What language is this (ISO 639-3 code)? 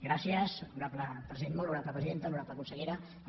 cat